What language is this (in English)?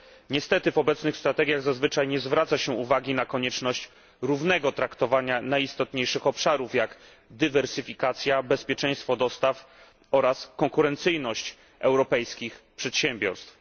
Polish